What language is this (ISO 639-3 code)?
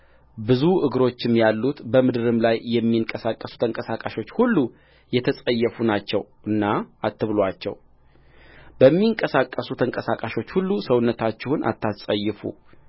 amh